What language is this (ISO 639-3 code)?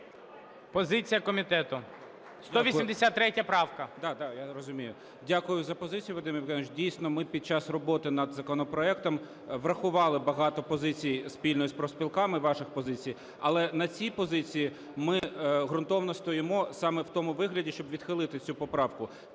ukr